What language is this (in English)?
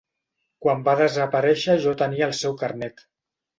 Catalan